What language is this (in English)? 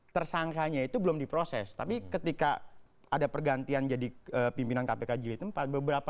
Indonesian